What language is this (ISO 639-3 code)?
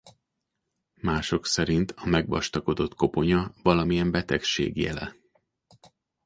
hun